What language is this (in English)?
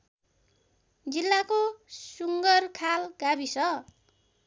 Nepali